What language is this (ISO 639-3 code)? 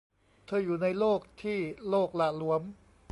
tha